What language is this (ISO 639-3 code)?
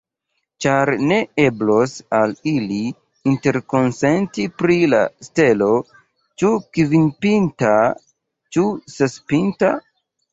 epo